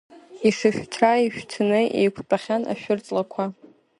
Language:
Abkhazian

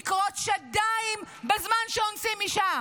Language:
Hebrew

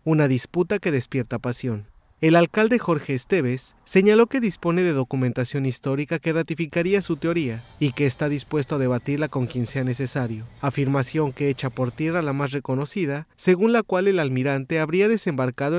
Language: Spanish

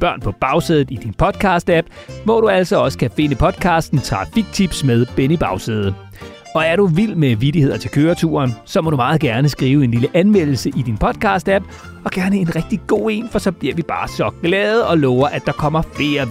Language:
Danish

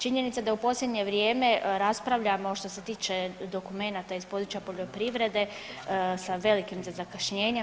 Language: Croatian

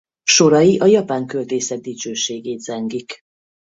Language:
Hungarian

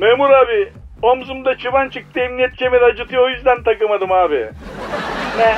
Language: Turkish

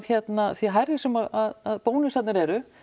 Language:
Icelandic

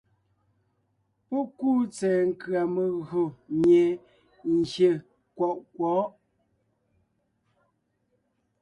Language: Ngiemboon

